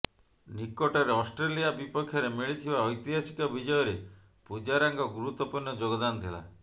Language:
Odia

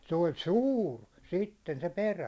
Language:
Finnish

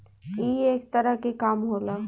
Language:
Bhojpuri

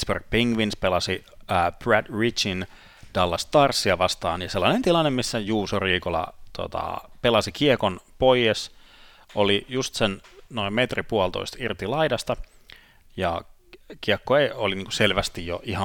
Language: Finnish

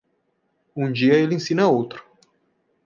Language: Portuguese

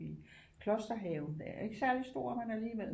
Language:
Danish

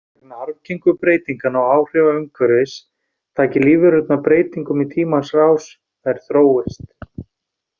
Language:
Icelandic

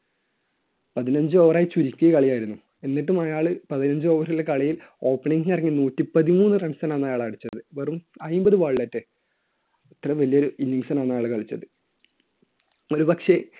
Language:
Malayalam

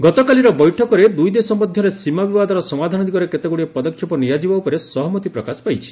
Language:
Odia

